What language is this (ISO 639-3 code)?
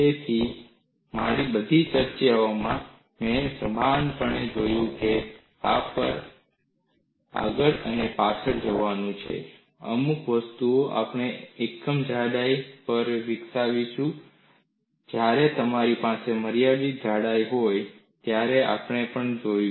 guj